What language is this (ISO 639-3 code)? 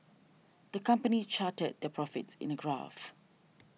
eng